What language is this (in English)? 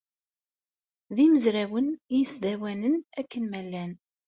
Kabyle